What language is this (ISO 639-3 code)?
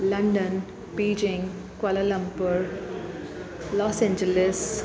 snd